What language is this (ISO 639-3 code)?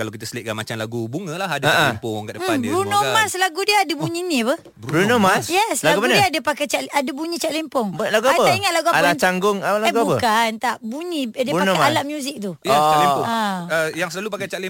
msa